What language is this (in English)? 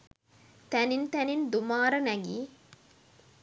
Sinhala